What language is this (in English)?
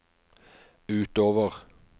Norwegian